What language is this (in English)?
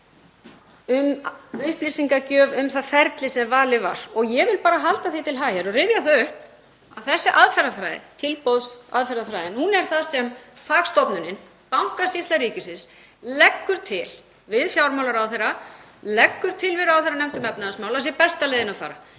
Icelandic